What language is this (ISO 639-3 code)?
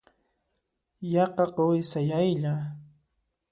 qxp